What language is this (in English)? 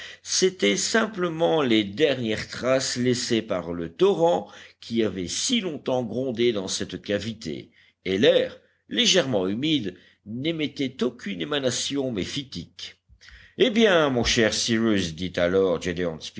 French